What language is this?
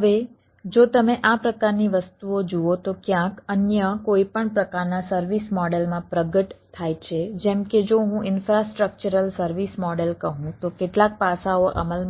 Gujarati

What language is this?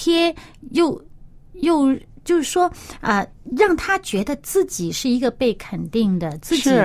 Chinese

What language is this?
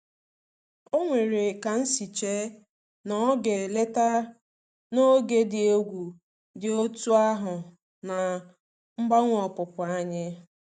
Igbo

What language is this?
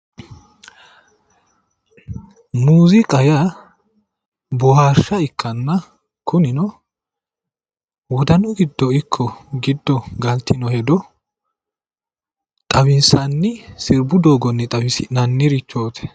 Sidamo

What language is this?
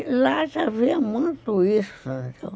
Portuguese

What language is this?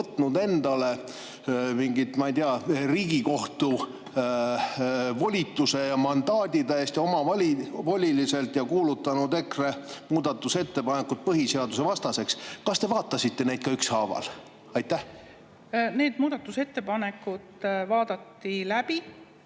Estonian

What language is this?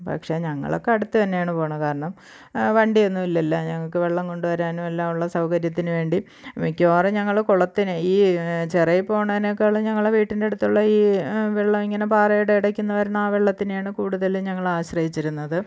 Malayalam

